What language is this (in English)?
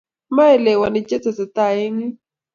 Kalenjin